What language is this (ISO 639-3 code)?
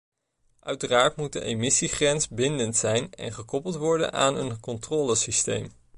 nld